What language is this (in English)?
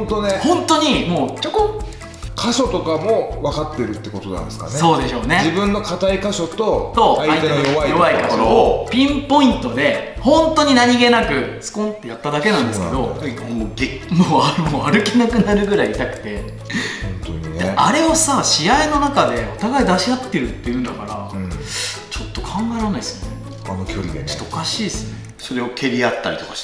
Japanese